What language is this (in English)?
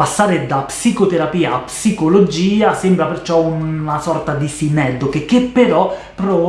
Italian